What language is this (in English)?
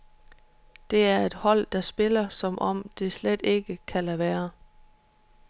Danish